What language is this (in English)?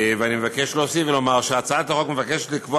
Hebrew